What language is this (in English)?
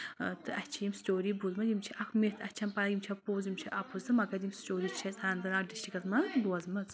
Kashmiri